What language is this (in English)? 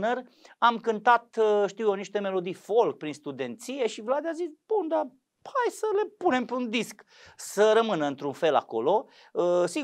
Romanian